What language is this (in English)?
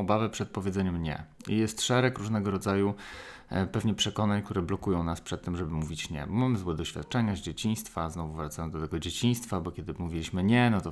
Polish